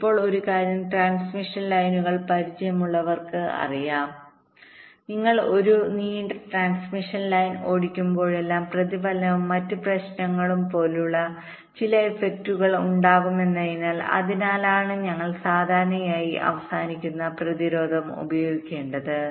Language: Malayalam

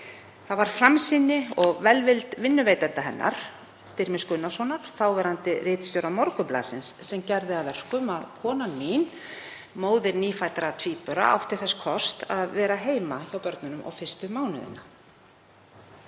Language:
Icelandic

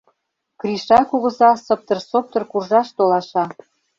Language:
Mari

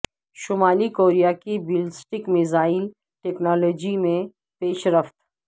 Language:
Urdu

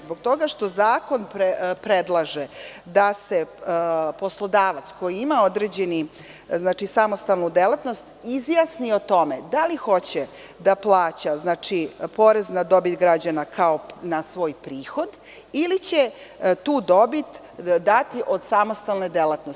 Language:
Serbian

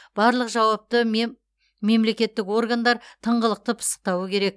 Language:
Kazakh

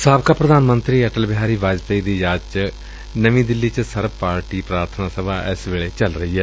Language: Punjabi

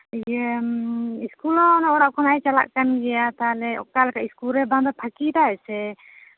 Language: Santali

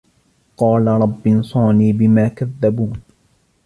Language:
Arabic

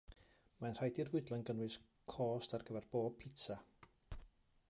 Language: Welsh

